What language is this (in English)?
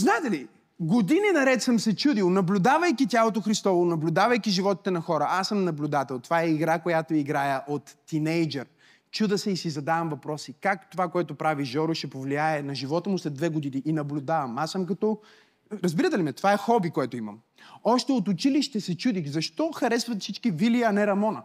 Bulgarian